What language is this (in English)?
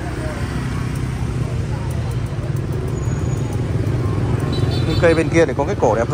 Vietnamese